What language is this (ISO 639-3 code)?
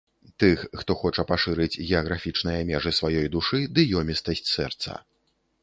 bel